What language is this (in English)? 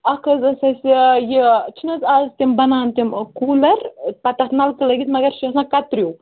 Kashmiri